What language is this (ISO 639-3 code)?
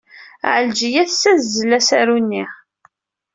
kab